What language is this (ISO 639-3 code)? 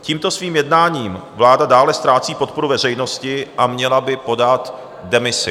ces